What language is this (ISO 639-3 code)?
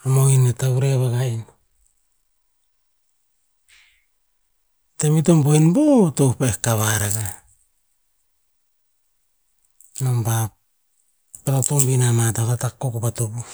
tpz